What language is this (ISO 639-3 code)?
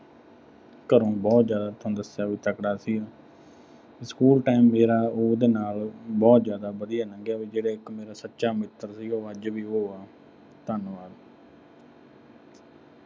pan